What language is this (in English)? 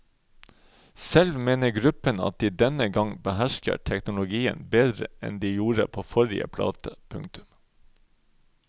Norwegian